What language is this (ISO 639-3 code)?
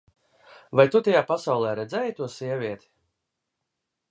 lav